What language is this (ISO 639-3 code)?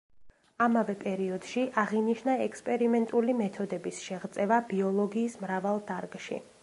kat